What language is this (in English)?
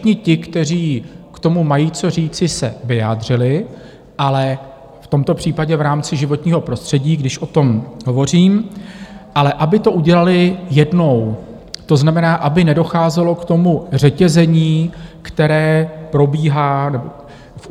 Czech